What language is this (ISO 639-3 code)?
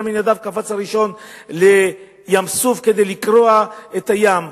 heb